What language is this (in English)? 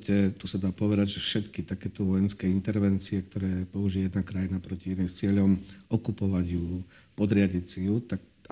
Slovak